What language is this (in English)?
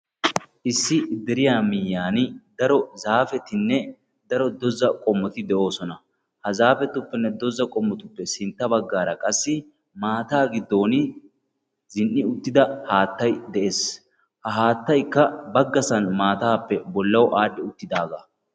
Wolaytta